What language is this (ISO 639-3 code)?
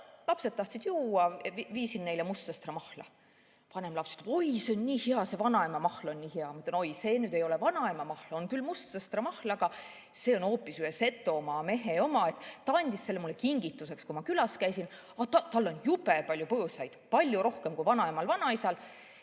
est